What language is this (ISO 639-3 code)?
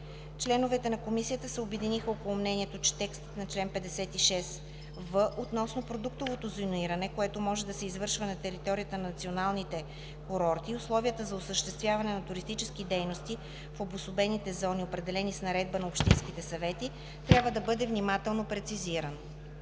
bul